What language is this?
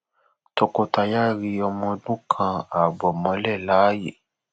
Yoruba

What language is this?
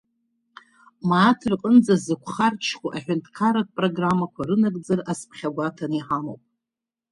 Abkhazian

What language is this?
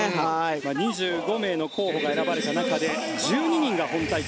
Japanese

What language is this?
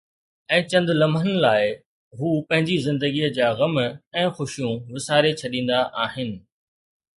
Sindhi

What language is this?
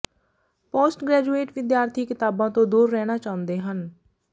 Punjabi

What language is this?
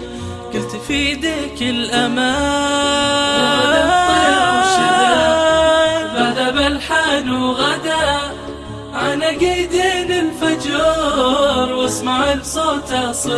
Arabic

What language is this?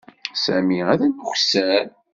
Kabyle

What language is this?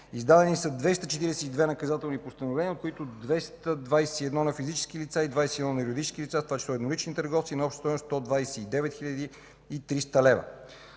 Bulgarian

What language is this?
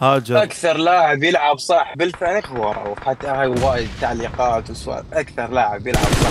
Arabic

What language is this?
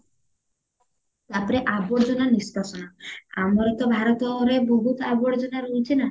Odia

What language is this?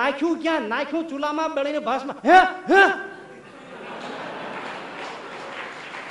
Gujarati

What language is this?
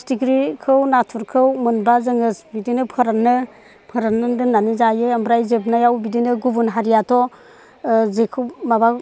Bodo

